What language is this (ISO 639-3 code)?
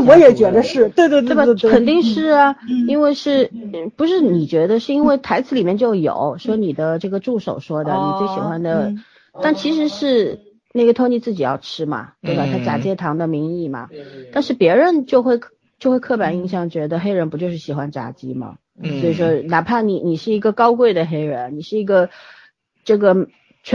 zho